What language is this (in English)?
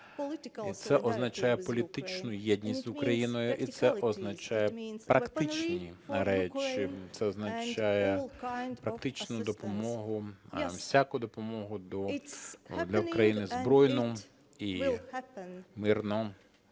Ukrainian